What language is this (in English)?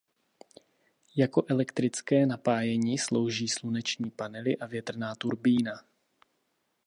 Czech